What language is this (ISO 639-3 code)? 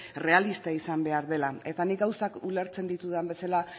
eus